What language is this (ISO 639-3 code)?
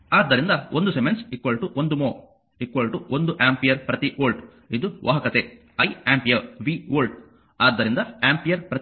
kan